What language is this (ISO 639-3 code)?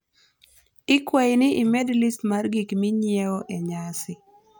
luo